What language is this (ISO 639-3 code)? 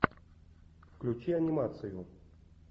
rus